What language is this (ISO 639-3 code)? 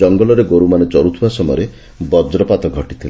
ori